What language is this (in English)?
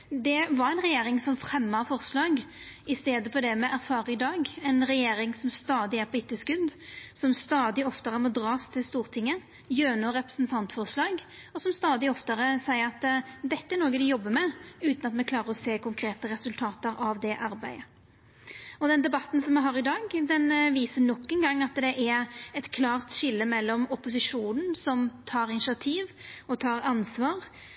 Norwegian Nynorsk